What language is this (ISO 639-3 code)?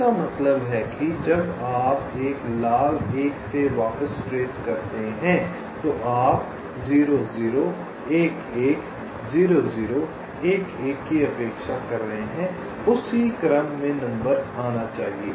hin